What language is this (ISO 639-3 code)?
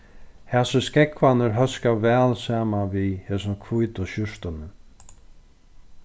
fao